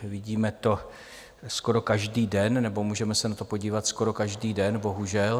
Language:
Czech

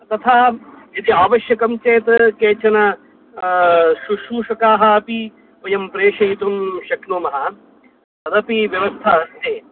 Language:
Sanskrit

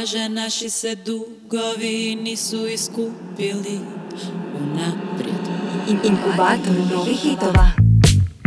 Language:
Croatian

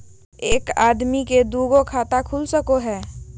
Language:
Magahi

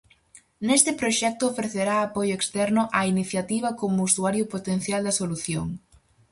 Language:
Galician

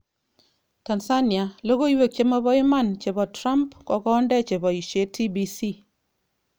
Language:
Kalenjin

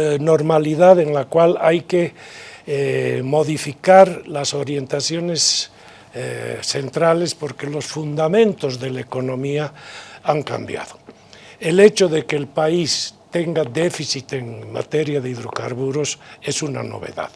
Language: Spanish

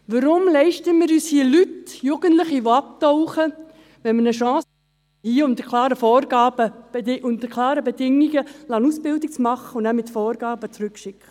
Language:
Swiss German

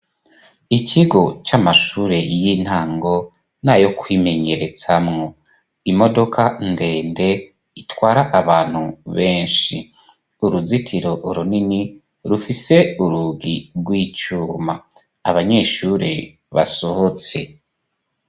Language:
Rundi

